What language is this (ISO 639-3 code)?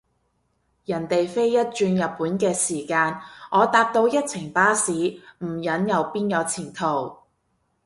yue